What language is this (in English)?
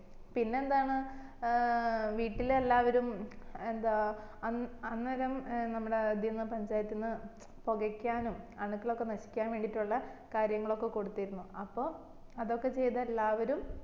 Malayalam